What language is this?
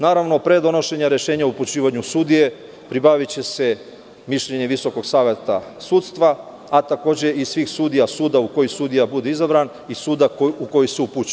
Serbian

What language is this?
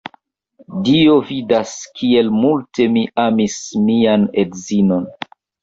Esperanto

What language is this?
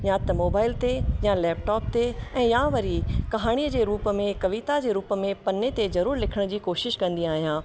Sindhi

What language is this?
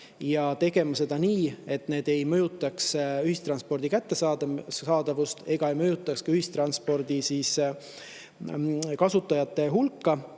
Estonian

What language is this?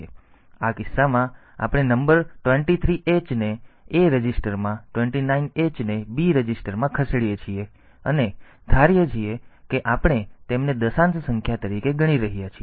Gujarati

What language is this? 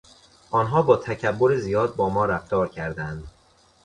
Persian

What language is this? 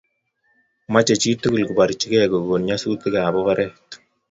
Kalenjin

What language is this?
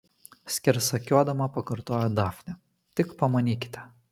Lithuanian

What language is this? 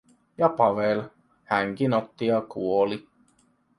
Finnish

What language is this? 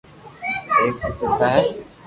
Loarki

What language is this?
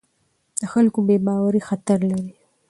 Pashto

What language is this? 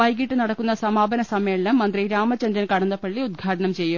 Malayalam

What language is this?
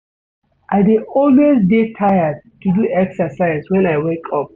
Nigerian Pidgin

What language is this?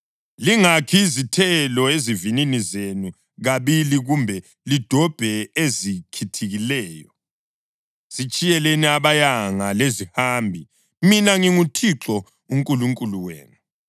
North Ndebele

